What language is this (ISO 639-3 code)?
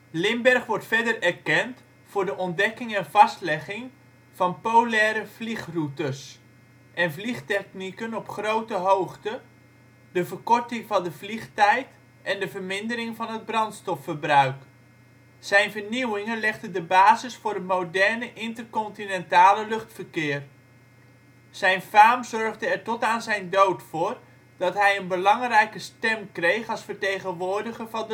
nld